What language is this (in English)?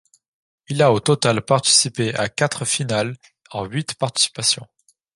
French